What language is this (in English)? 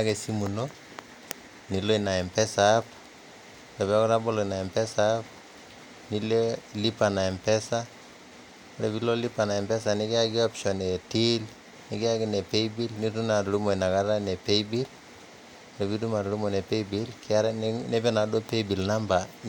Masai